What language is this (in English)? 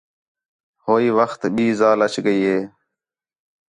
Khetrani